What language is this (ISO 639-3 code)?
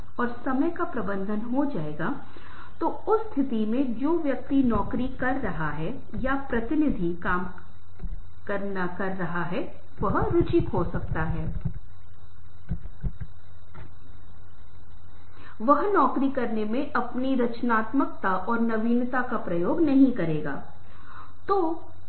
hin